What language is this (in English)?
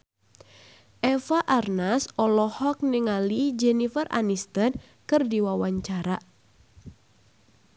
Sundanese